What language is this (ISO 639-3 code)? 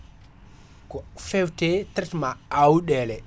ful